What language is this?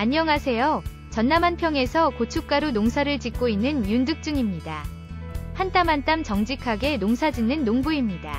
Korean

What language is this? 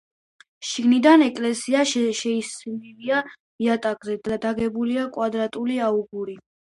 Georgian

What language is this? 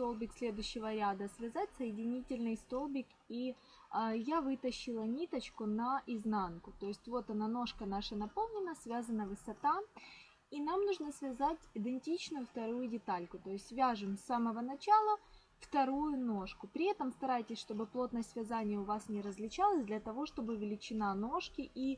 Russian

